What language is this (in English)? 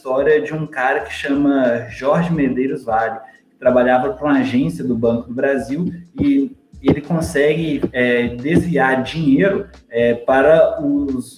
Portuguese